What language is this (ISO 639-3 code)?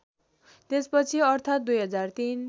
nep